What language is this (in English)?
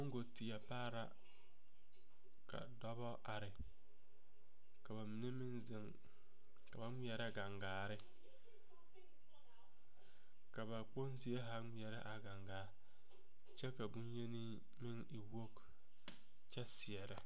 Southern Dagaare